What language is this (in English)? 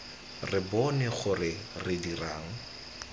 Tswana